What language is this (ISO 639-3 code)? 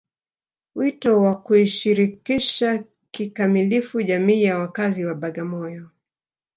swa